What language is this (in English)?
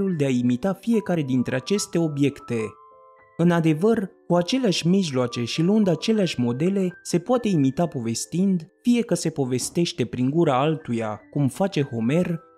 Romanian